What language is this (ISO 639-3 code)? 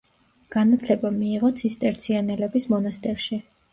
kat